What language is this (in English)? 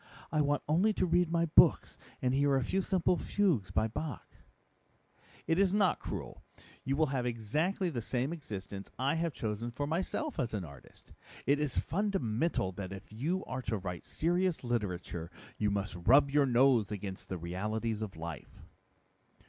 English